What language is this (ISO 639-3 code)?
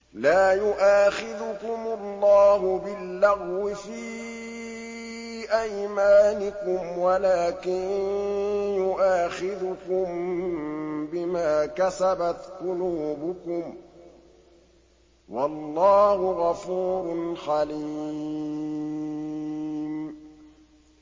ara